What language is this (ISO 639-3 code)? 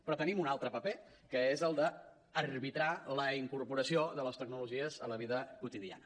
cat